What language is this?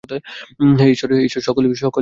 Bangla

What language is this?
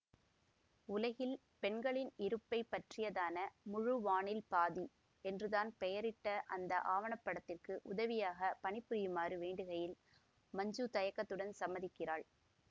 Tamil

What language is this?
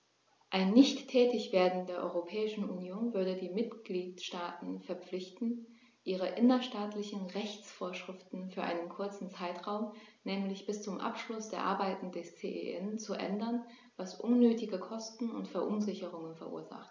German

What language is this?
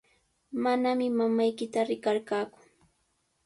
Sihuas Ancash Quechua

